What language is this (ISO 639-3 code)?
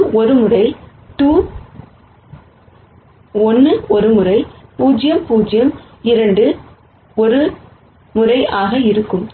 tam